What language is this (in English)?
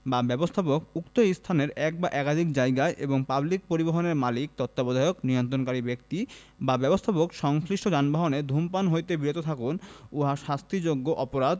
Bangla